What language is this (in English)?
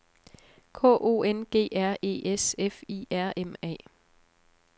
Danish